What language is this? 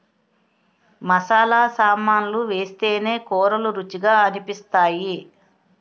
Telugu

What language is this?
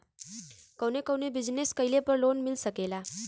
Bhojpuri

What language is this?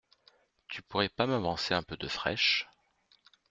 French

